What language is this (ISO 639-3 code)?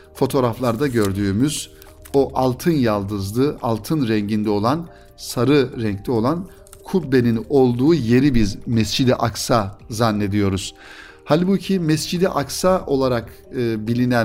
tur